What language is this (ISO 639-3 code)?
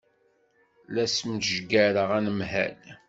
kab